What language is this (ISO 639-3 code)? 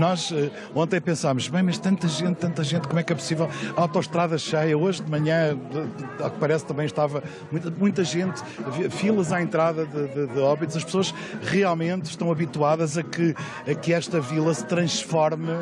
por